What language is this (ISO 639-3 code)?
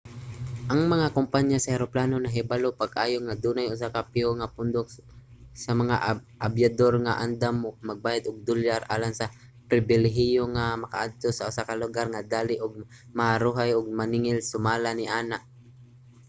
ceb